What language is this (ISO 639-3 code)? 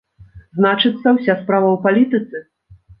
bel